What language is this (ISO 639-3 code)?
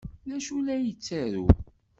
kab